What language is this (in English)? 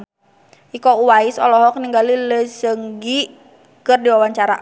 Sundanese